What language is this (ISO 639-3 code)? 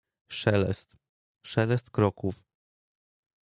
pol